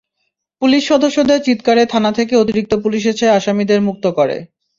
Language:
Bangla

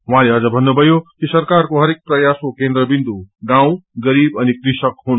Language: Nepali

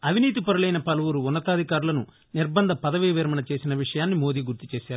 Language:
Telugu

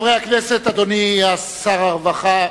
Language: Hebrew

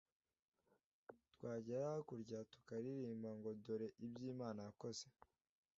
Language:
Kinyarwanda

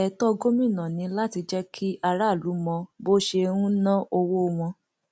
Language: Yoruba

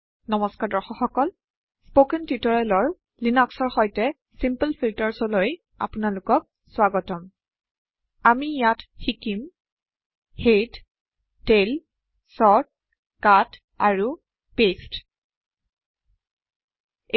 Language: Assamese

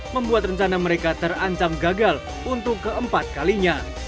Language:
Indonesian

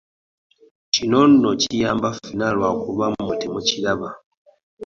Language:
Ganda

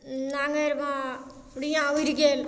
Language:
Maithili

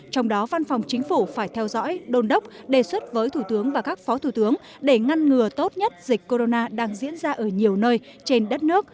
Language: Vietnamese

